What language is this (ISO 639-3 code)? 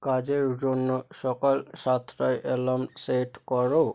ben